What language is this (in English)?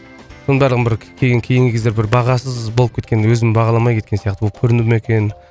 Kazakh